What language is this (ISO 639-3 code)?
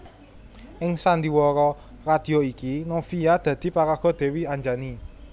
jav